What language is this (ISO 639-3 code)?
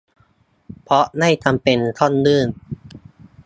tha